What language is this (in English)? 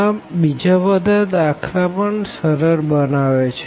Gujarati